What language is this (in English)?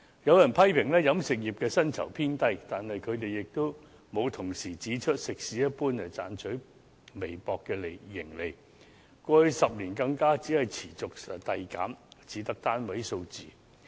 Cantonese